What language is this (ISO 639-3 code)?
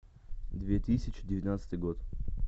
rus